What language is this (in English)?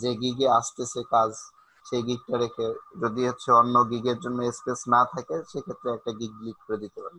Romanian